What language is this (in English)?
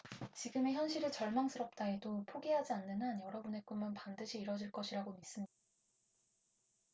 Korean